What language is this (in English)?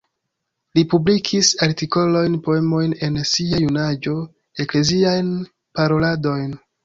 Esperanto